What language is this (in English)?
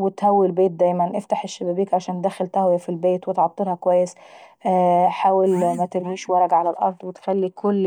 Saidi Arabic